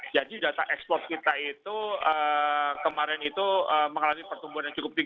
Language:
Indonesian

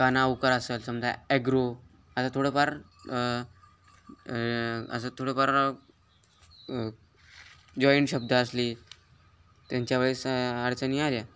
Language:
Marathi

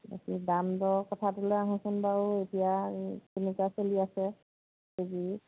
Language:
Assamese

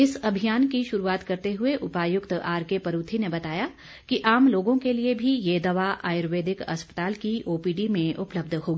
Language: Hindi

